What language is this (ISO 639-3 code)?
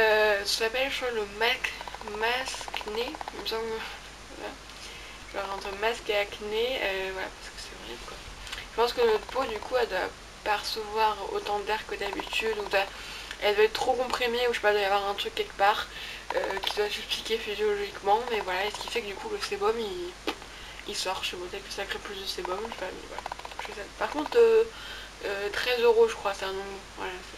fra